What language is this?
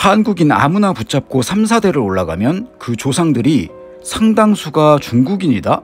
Korean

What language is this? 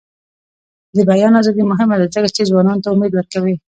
Pashto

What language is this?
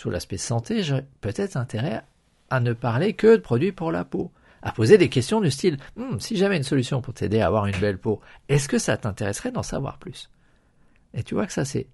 French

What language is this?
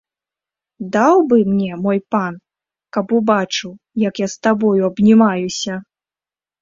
Belarusian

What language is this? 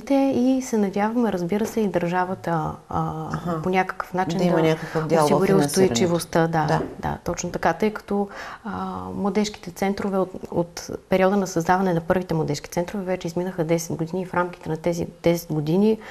Bulgarian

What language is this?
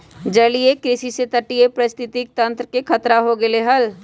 Magahi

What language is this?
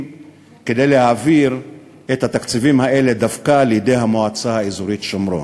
Hebrew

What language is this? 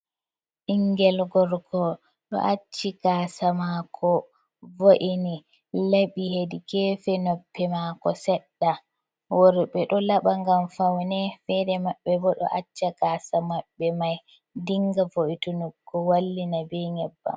Fula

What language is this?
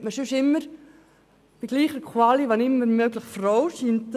Swiss German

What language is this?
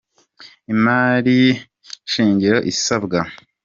Kinyarwanda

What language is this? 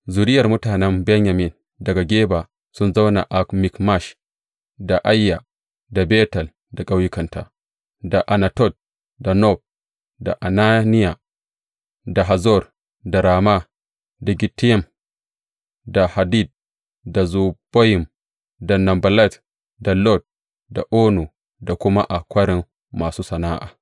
Hausa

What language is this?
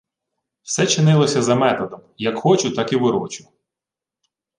Ukrainian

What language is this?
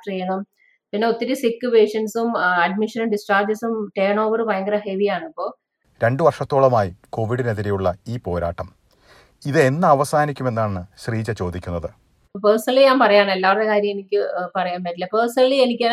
Malayalam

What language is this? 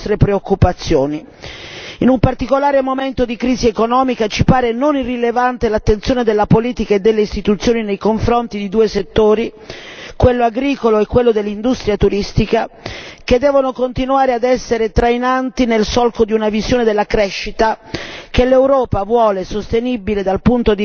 Italian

